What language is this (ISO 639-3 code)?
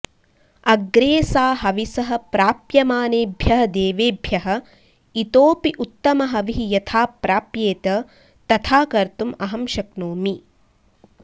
san